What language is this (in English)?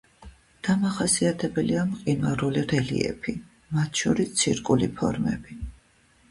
Georgian